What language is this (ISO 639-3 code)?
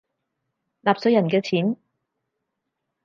yue